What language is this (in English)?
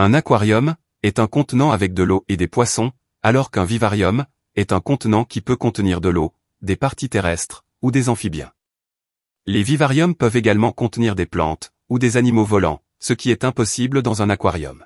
French